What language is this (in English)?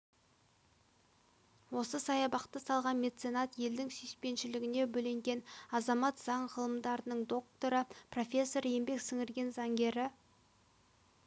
Kazakh